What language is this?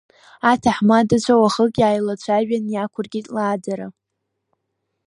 Abkhazian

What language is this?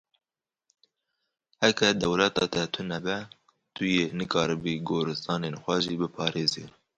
Kurdish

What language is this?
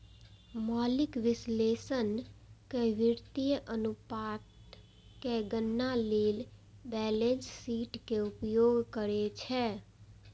Maithili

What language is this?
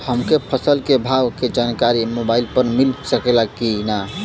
Bhojpuri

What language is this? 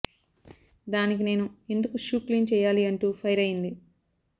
Telugu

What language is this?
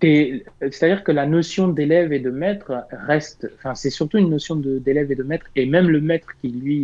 French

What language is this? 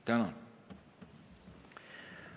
Estonian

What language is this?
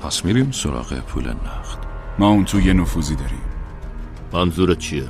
Persian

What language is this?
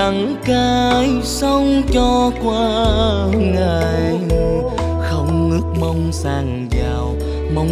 Vietnamese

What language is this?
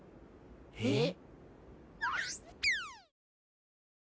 Japanese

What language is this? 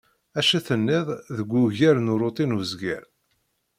Kabyle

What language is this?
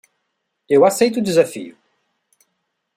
Portuguese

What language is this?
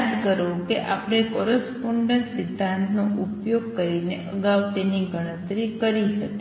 Gujarati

